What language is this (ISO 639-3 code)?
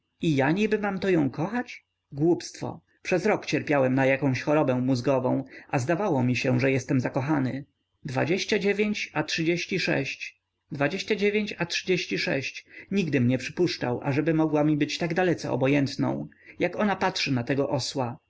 pol